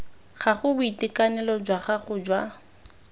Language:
Tswana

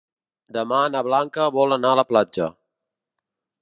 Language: Catalan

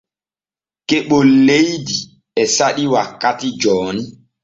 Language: Borgu Fulfulde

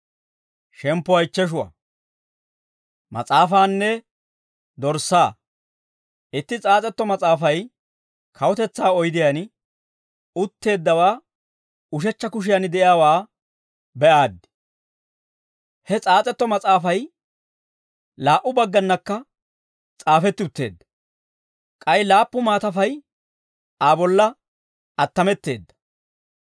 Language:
Dawro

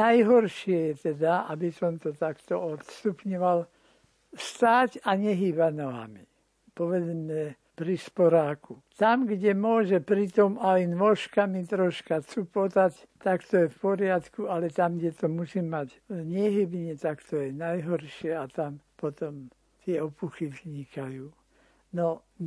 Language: Slovak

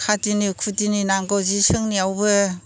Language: Bodo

